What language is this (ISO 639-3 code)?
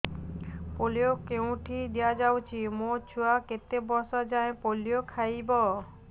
ori